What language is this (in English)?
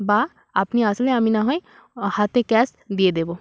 Bangla